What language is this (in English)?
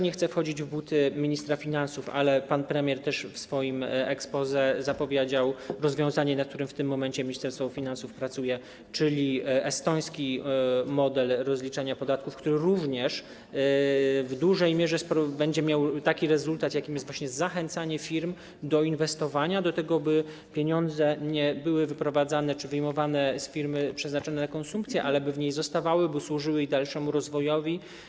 Polish